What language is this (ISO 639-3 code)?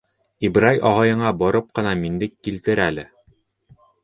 bak